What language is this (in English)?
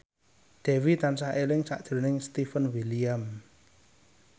Javanese